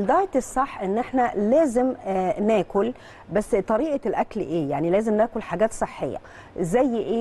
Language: Arabic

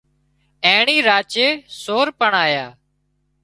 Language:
Wadiyara Koli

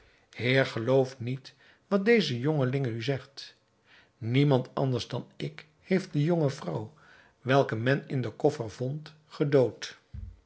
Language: Dutch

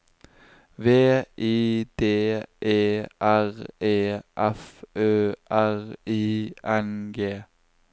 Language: Norwegian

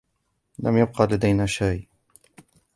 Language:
Arabic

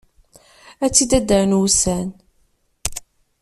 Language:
Kabyle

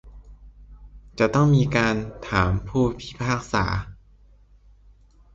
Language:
Thai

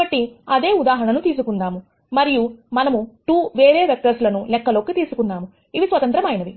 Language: Telugu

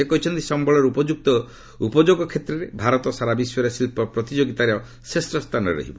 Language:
Odia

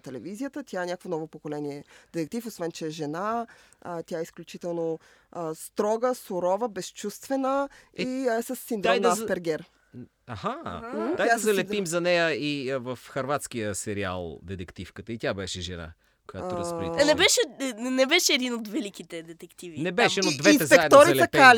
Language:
Bulgarian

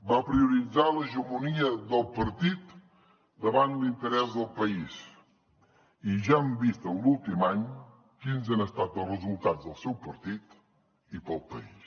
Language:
Catalan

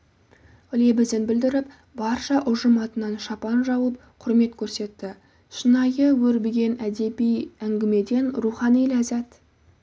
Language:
Kazakh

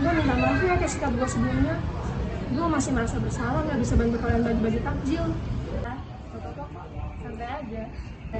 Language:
Indonesian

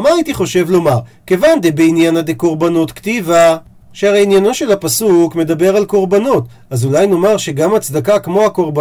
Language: Hebrew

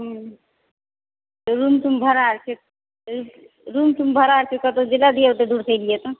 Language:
Maithili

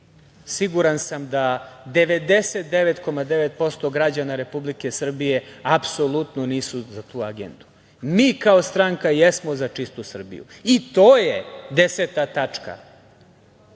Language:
Serbian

